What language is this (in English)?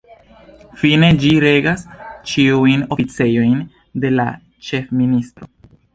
Esperanto